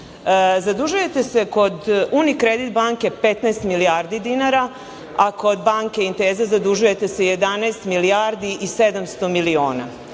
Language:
Serbian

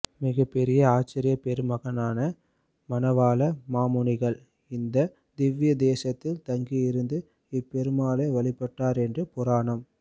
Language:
Tamil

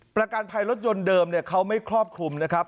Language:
Thai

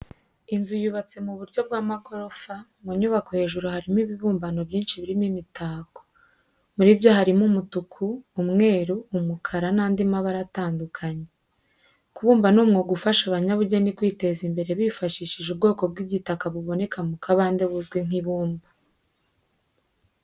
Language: Kinyarwanda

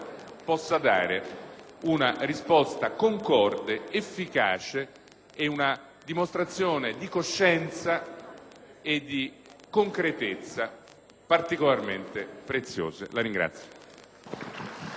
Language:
Italian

